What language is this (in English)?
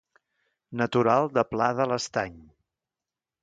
Catalan